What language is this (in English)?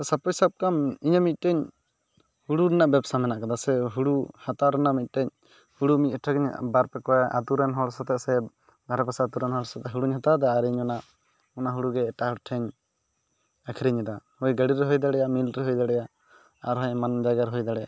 Santali